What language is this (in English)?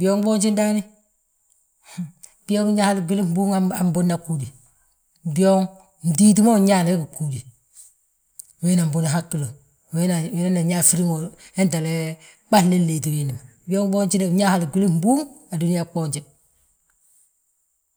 Balanta-Ganja